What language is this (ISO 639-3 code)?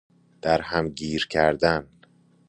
fas